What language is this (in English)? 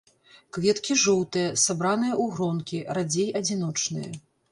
Belarusian